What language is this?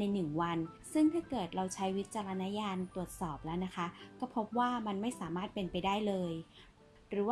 Thai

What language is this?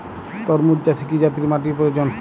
Bangla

